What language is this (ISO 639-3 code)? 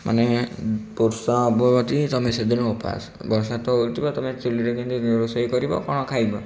ori